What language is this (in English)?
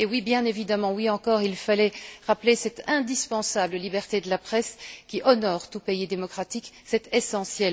French